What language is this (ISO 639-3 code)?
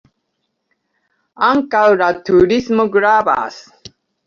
epo